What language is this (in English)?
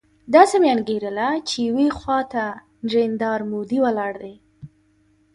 Pashto